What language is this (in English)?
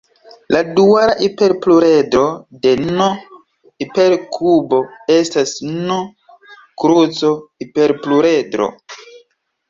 Esperanto